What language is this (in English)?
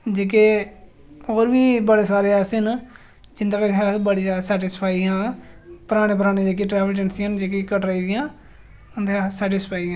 Dogri